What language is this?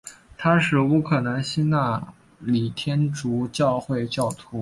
Chinese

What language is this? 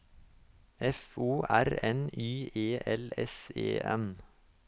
Norwegian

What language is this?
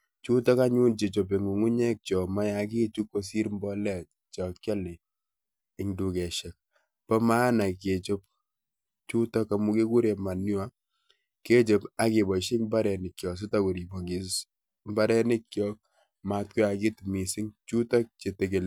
Kalenjin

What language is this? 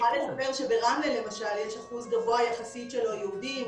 Hebrew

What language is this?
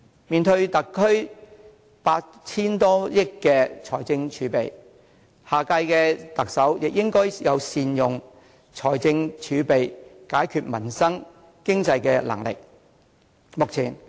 Cantonese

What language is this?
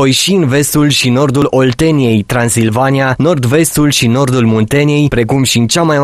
Romanian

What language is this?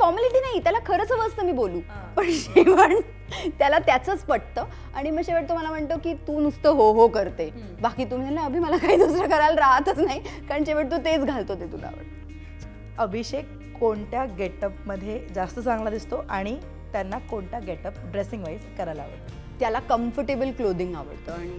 Marathi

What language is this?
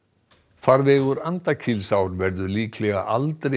Icelandic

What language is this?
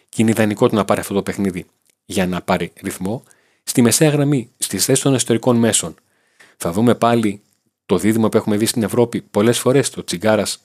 Greek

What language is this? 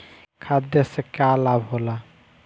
Bhojpuri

